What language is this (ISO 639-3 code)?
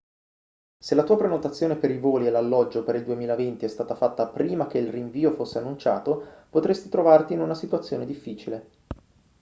ita